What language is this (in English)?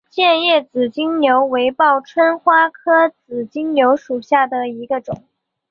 Chinese